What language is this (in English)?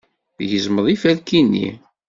Kabyle